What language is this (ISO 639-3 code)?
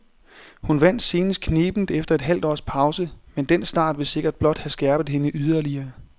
dan